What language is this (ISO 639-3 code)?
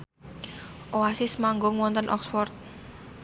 jav